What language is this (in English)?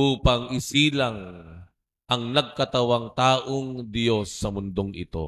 Filipino